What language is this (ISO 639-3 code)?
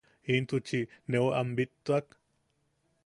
yaq